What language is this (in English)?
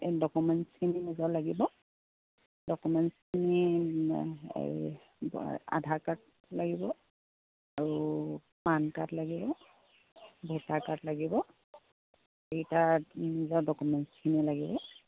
Assamese